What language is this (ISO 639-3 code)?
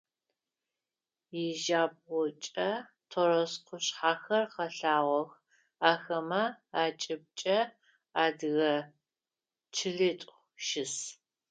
ady